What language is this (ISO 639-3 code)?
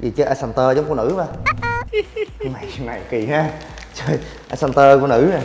vie